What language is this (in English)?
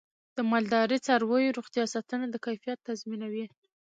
Pashto